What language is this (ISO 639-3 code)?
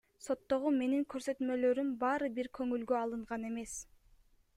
kir